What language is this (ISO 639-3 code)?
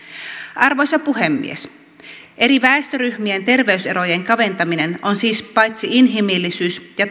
fin